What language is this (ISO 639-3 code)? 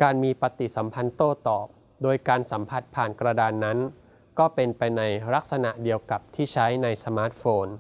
tha